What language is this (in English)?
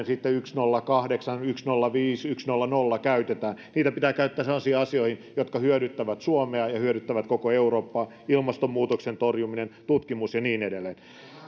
Finnish